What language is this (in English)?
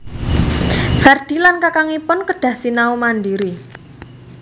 Javanese